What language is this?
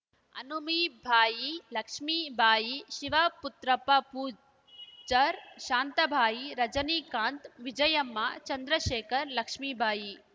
Kannada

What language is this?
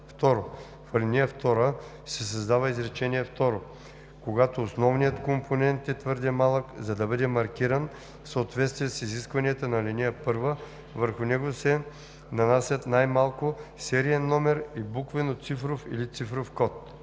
Bulgarian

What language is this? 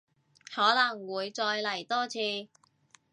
Cantonese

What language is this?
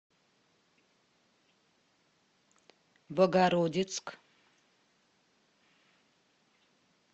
Russian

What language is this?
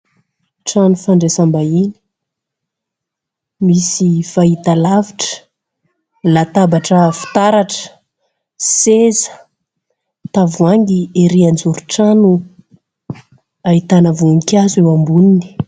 Malagasy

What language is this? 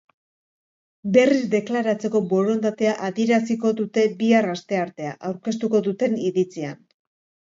Basque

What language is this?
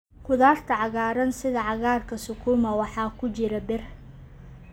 Somali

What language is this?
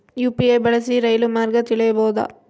Kannada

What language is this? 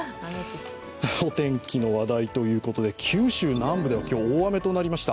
Japanese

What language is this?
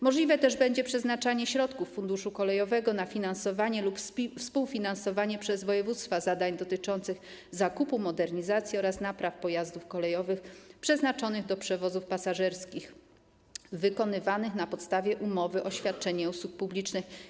Polish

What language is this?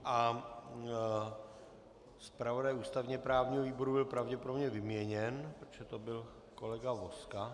Czech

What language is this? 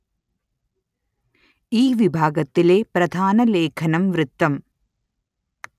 Malayalam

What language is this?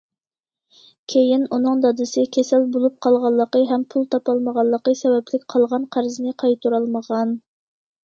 Uyghur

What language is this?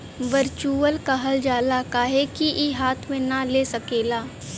Bhojpuri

